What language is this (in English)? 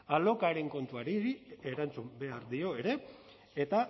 Basque